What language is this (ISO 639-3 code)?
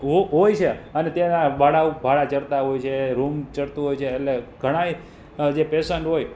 guj